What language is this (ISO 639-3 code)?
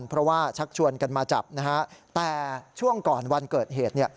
tha